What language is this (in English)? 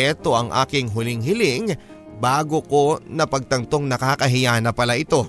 Filipino